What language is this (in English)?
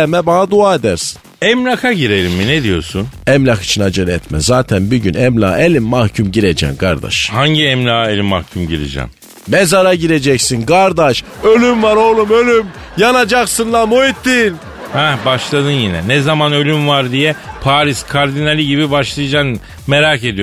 Turkish